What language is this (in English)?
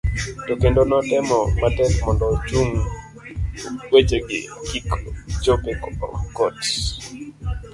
Luo (Kenya and Tanzania)